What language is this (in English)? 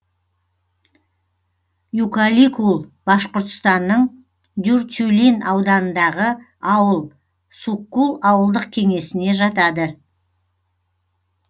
Kazakh